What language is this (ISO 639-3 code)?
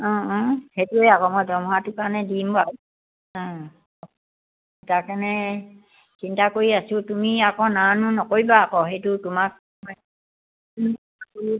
asm